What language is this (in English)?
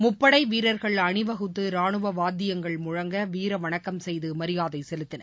Tamil